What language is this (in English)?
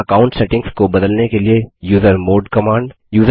Hindi